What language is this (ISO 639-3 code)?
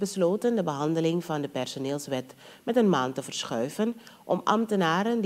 nld